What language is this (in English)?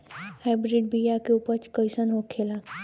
Bhojpuri